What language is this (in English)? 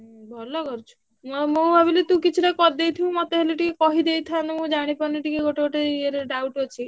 Odia